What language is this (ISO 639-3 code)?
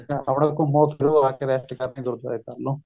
pan